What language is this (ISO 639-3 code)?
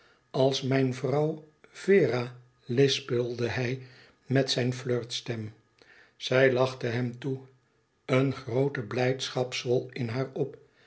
nld